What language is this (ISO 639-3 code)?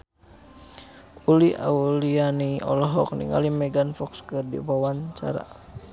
sun